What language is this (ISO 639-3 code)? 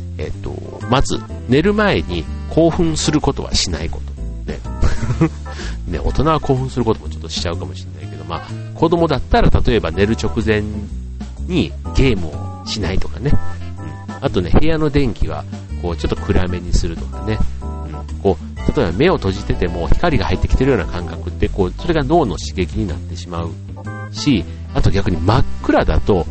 jpn